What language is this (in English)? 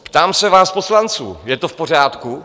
Czech